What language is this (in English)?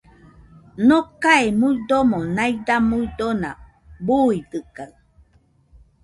Nüpode Huitoto